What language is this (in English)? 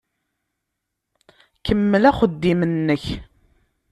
Kabyle